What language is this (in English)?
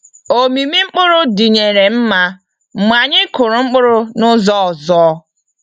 Igbo